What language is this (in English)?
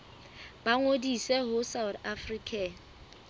Southern Sotho